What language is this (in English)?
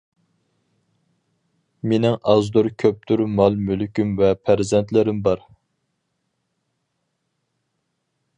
Uyghur